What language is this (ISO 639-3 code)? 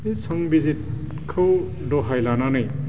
brx